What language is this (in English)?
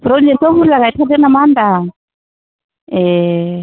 Bodo